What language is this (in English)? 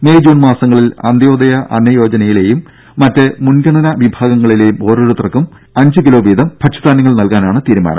Malayalam